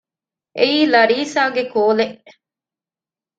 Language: Divehi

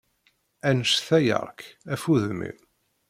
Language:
Kabyle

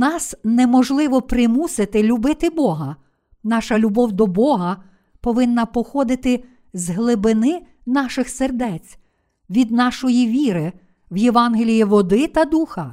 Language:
Ukrainian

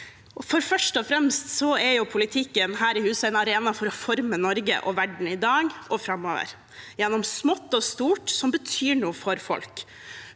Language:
Norwegian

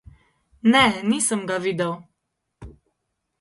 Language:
Slovenian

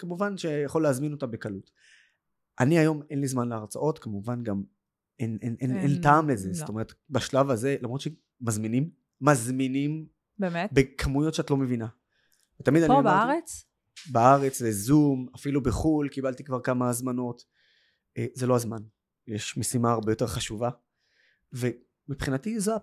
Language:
Hebrew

